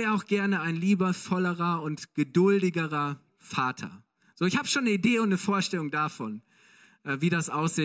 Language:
German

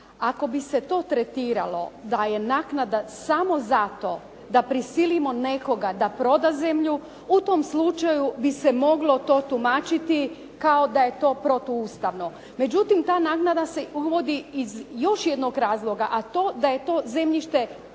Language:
Croatian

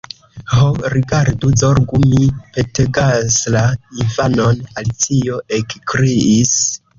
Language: Esperanto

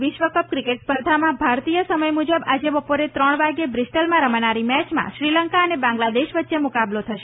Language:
Gujarati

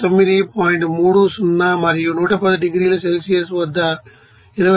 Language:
Telugu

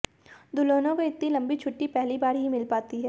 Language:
Hindi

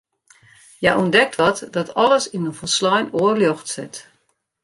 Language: Western Frisian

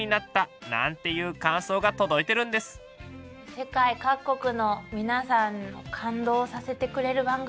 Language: Japanese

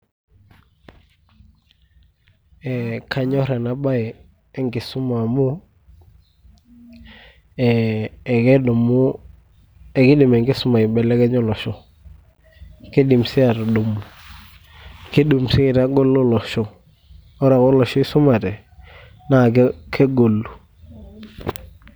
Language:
Masai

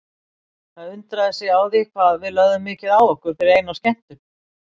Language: Icelandic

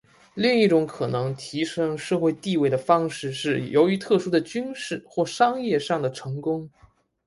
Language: Chinese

